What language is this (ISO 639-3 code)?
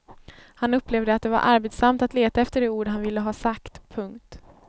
swe